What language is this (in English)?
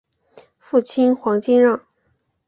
Chinese